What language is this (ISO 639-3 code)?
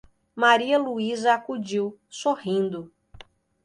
por